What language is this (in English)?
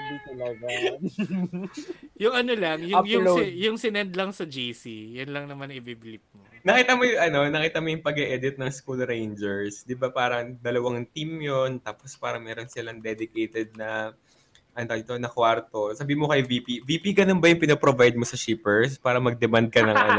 Filipino